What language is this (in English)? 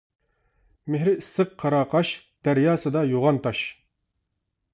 Uyghur